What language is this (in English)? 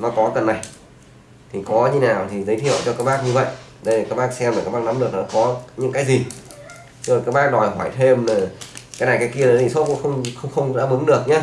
Vietnamese